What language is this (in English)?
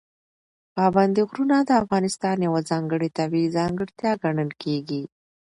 Pashto